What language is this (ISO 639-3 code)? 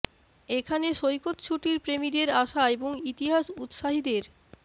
ben